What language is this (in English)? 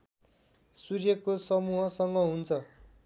Nepali